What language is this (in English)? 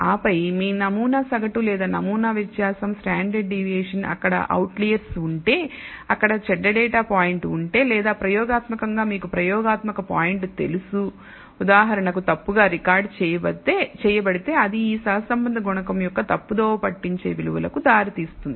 Telugu